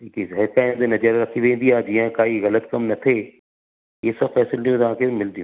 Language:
Sindhi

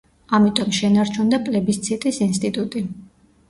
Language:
Georgian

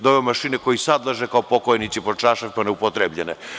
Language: Serbian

